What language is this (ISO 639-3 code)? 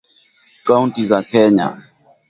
swa